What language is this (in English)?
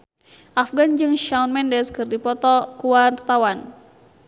Sundanese